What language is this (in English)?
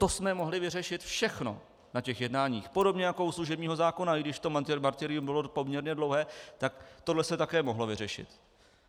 Czech